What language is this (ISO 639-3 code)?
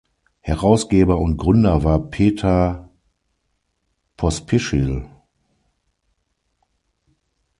deu